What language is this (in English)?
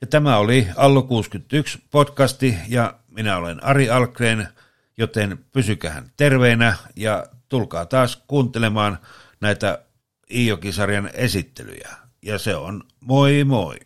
Finnish